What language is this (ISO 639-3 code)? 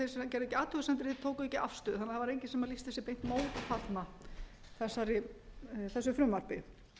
isl